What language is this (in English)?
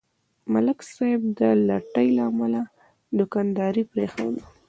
Pashto